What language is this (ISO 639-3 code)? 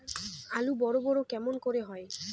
ben